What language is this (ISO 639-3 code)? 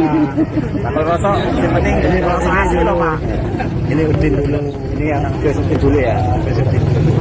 ind